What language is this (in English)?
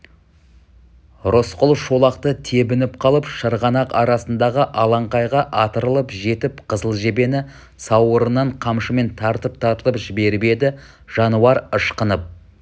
Kazakh